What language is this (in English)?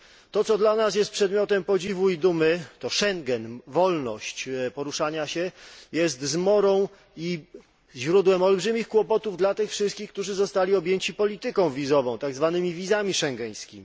Polish